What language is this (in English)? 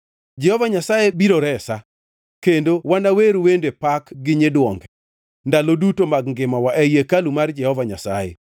Luo (Kenya and Tanzania)